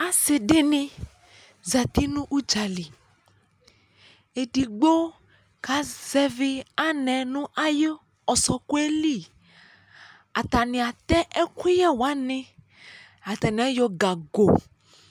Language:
Ikposo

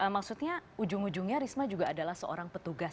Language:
Indonesian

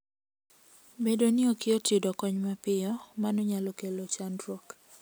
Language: Luo (Kenya and Tanzania)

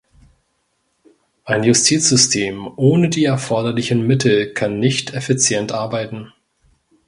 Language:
German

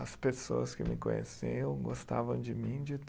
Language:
Portuguese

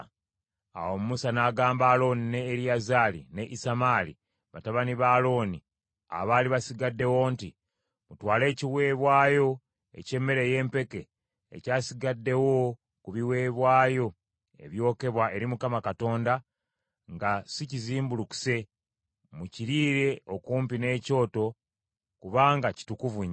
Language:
Ganda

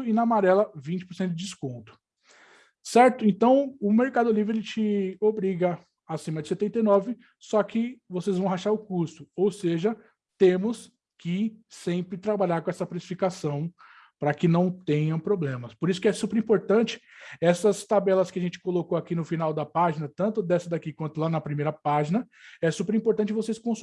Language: Portuguese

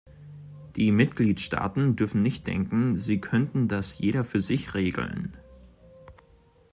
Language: German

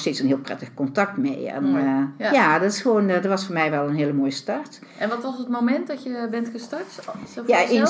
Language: Dutch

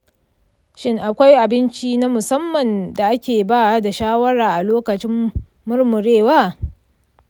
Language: Hausa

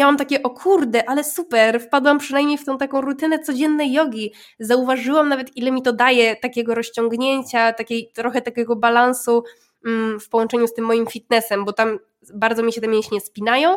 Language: Polish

